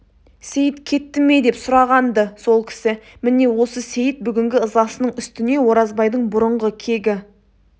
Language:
Kazakh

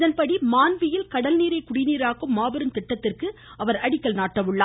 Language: Tamil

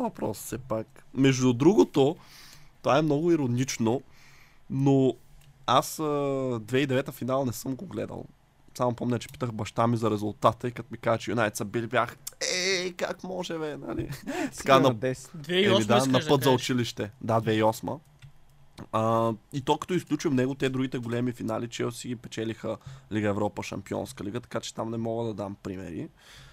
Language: Bulgarian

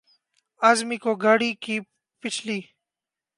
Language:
Urdu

